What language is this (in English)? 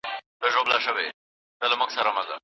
Pashto